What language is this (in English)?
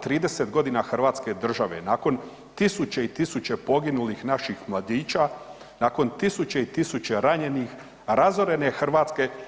Croatian